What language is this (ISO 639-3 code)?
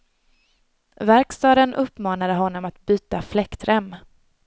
swe